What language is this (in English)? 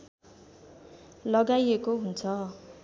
Nepali